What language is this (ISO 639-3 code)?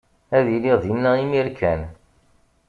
kab